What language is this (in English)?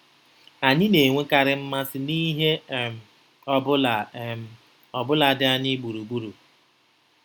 Igbo